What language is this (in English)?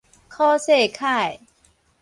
Min Nan Chinese